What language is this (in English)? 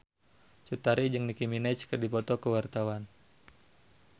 Sundanese